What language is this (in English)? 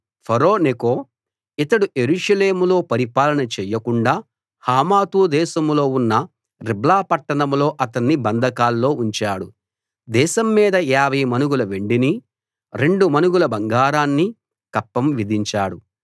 Telugu